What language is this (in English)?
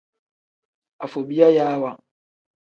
Tem